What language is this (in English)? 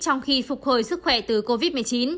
Vietnamese